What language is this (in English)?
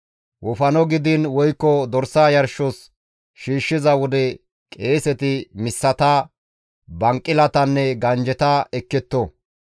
Gamo